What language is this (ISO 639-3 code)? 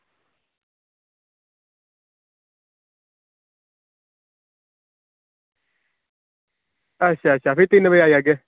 doi